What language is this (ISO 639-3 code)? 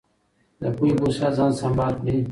pus